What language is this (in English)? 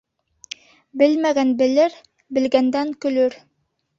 Bashkir